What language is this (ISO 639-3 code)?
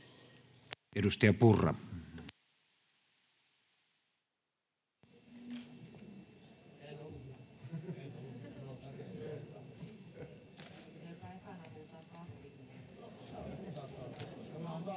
fin